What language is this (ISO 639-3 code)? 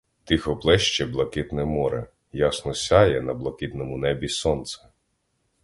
ukr